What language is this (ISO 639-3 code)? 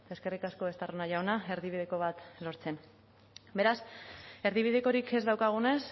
eus